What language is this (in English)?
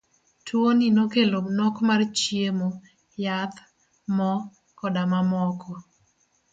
Luo (Kenya and Tanzania)